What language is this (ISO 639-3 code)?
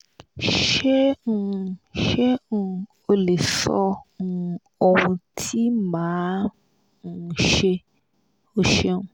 yor